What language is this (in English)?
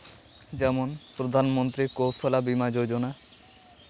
Santali